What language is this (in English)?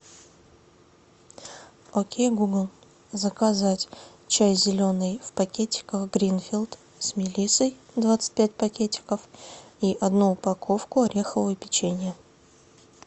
Russian